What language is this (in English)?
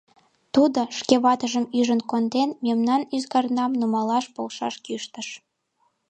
Mari